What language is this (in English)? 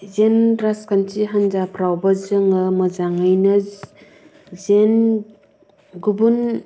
Bodo